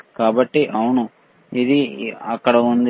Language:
Telugu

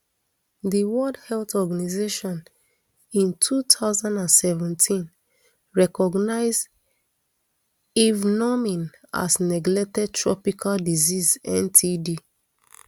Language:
Nigerian Pidgin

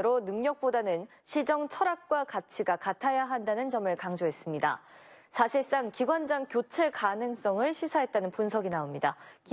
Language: Korean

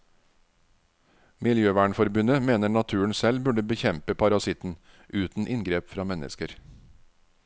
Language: Norwegian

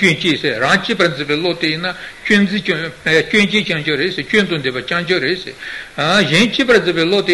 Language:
Italian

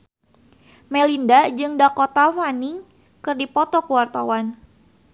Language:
Sundanese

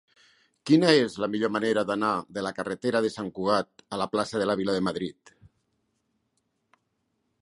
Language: Catalan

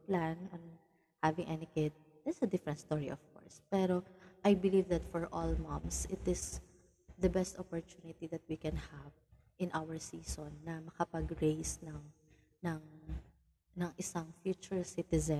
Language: Filipino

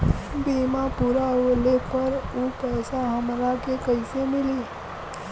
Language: Bhojpuri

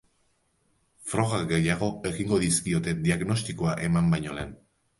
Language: Basque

